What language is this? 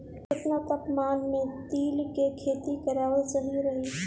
Bhojpuri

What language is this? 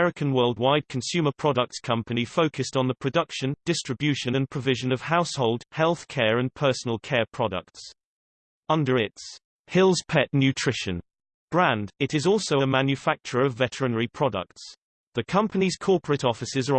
English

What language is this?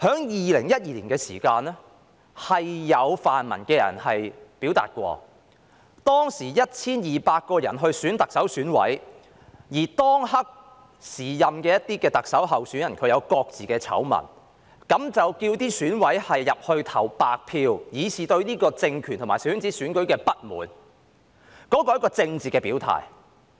Cantonese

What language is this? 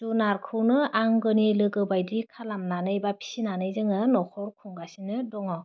Bodo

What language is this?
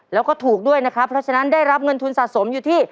Thai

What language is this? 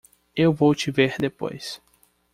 Portuguese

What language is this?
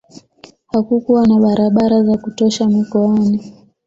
Swahili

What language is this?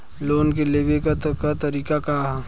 Bhojpuri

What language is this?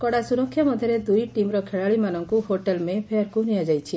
Odia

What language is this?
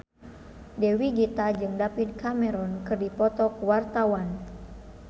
Sundanese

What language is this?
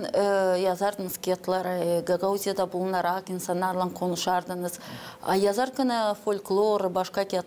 Turkish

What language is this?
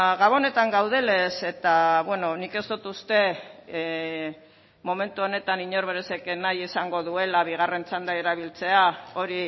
Basque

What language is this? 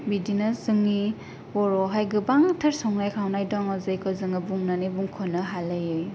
Bodo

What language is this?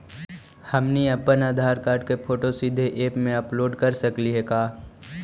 Magahi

